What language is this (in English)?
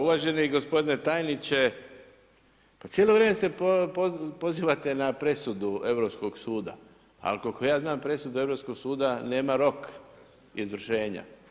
Croatian